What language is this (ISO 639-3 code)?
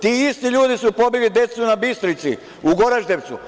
srp